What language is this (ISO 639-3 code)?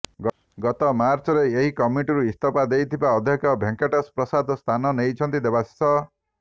ori